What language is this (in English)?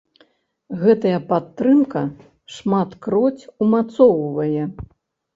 Belarusian